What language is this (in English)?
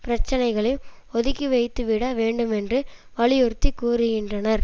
Tamil